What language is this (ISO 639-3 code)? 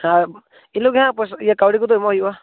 sat